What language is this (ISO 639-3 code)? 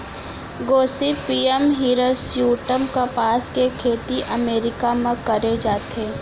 hne